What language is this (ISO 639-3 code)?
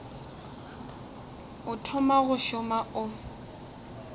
nso